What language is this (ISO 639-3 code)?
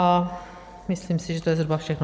ces